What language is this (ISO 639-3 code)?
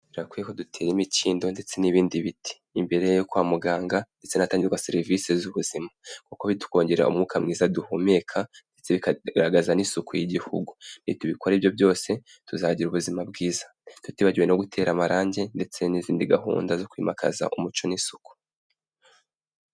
kin